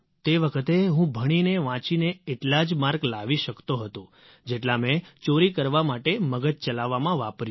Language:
Gujarati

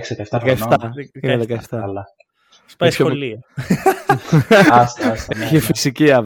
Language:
Greek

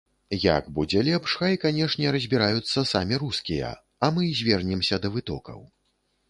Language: Belarusian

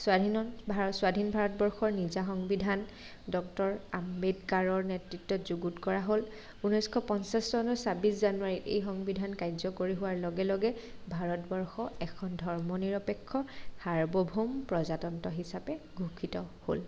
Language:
Assamese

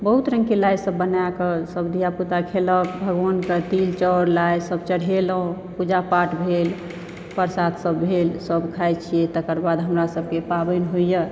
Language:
Maithili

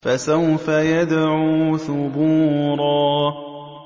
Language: Arabic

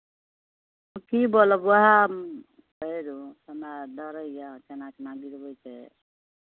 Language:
Maithili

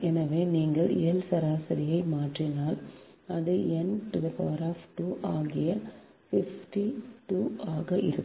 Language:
Tamil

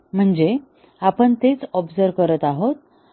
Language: Marathi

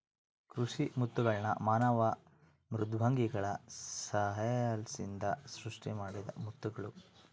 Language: Kannada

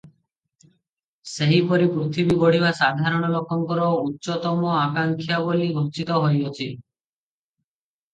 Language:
Odia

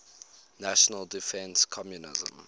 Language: English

